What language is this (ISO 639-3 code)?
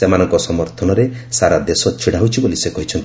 ori